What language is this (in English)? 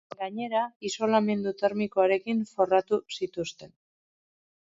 Basque